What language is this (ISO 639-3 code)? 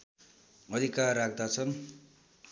nep